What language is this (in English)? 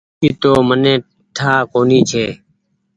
Goaria